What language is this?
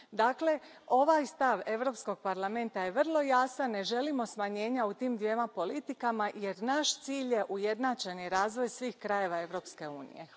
Croatian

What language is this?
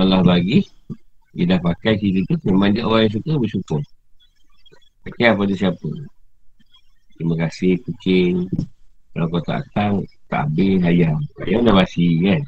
Malay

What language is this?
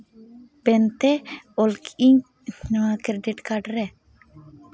Santali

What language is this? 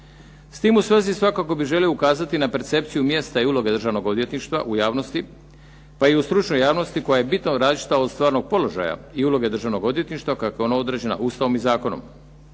Croatian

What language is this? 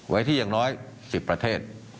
Thai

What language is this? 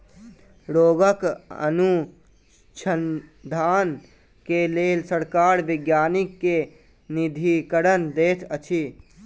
Maithili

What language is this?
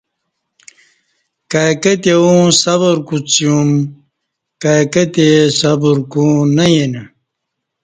Kati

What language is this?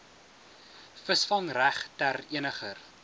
Afrikaans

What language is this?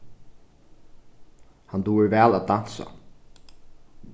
Faroese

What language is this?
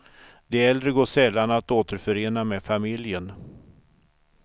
Swedish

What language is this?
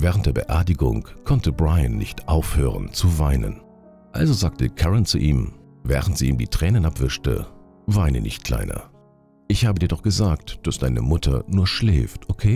German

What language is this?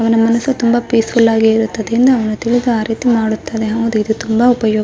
Kannada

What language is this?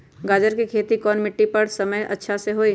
Magahi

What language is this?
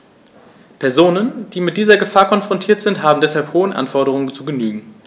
German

